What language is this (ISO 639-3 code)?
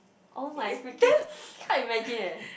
eng